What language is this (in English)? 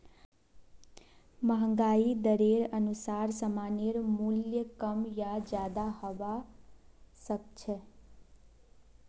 Magahi